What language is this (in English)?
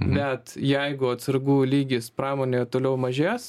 Lithuanian